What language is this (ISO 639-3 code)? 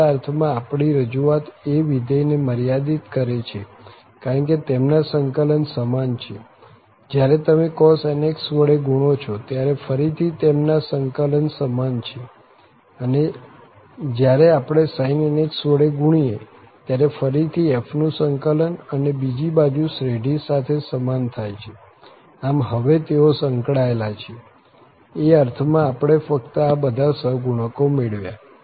guj